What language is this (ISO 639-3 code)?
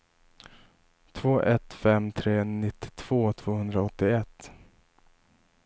swe